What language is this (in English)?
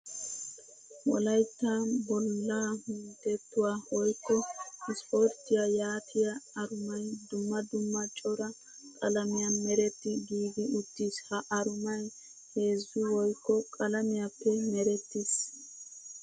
Wolaytta